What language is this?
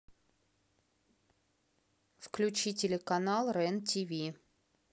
Russian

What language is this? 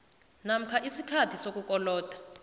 South Ndebele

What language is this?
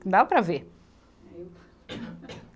Portuguese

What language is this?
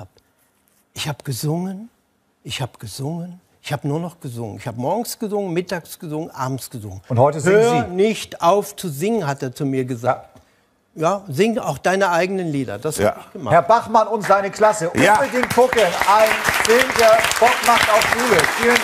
German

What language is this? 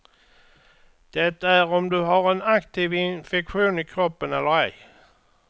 Swedish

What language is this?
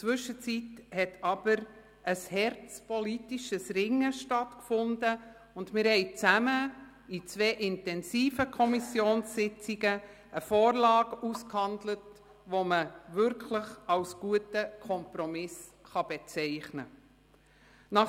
Swiss German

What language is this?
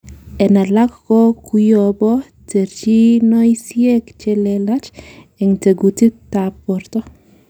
Kalenjin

